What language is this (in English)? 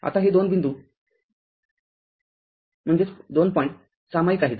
Marathi